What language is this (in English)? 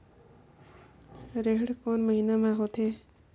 Chhattisgarhi